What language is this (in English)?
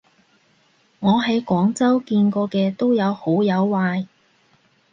Cantonese